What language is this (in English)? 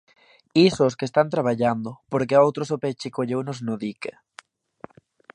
Galician